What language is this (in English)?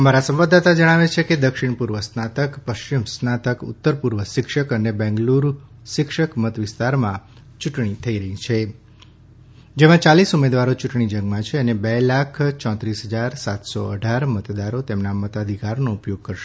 Gujarati